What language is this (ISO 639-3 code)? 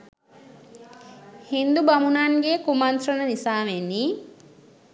sin